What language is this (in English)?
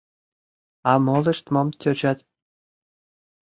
Mari